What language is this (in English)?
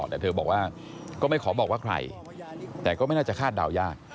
Thai